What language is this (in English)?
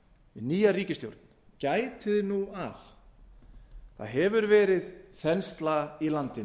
Icelandic